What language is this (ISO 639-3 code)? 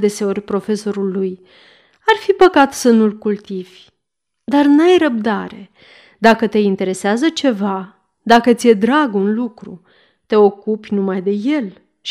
ron